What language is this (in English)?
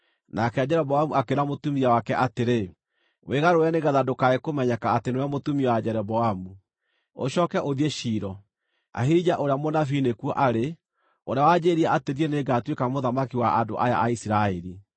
Kikuyu